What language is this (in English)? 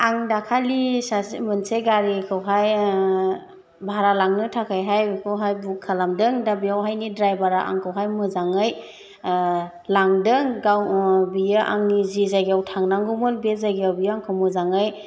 Bodo